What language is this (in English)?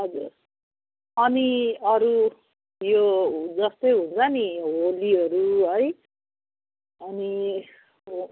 Nepali